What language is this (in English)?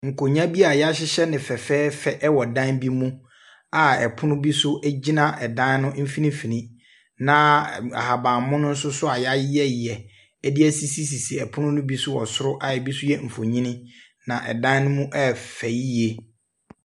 Akan